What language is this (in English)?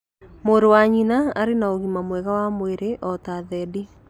Kikuyu